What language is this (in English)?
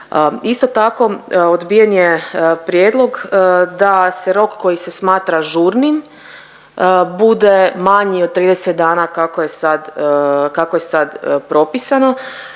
Croatian